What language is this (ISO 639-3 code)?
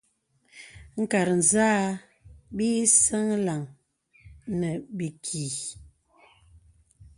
beb